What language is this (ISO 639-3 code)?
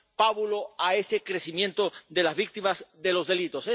spa